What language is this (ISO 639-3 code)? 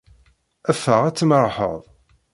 kab